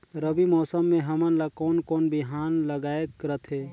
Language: Chhattisgarhi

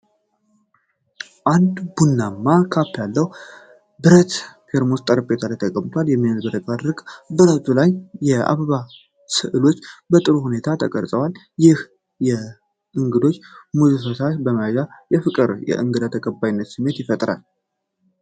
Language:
Amharic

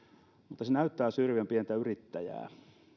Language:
Finnish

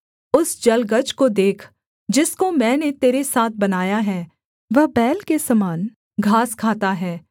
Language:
Hindi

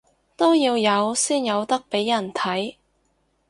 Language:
Cantonese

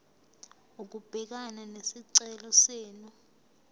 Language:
Zulu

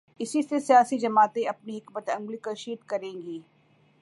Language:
Urdu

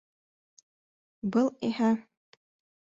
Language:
Bashkir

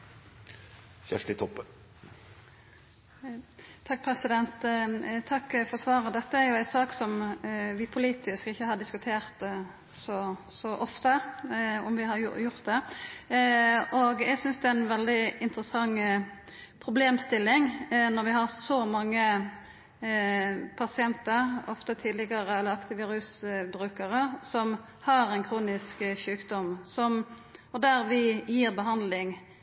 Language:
Norwegian Nynorsk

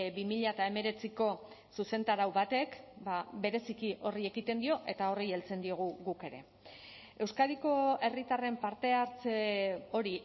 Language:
Basque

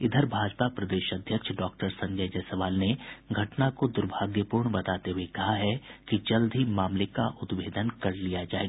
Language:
Hindi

